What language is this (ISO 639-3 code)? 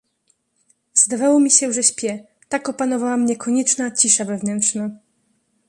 pol